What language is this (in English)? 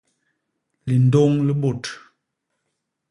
Basaa